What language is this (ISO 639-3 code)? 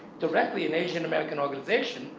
eng